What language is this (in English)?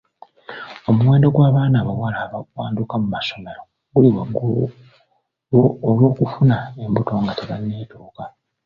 Ganda